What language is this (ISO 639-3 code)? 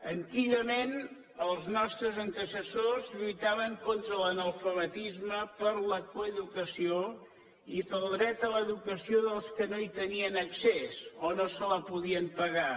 cat